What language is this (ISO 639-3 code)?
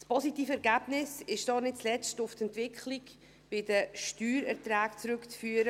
gsw